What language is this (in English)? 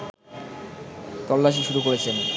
Bangla